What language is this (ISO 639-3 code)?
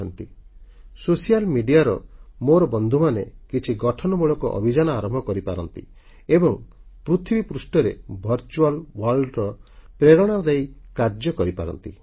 ori